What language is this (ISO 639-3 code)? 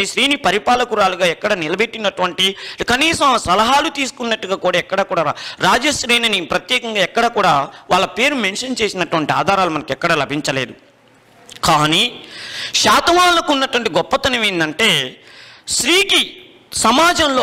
hin